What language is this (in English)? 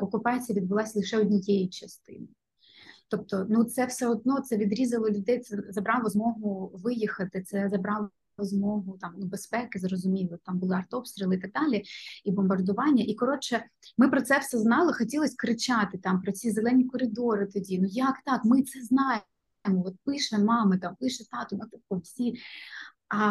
Ukrainian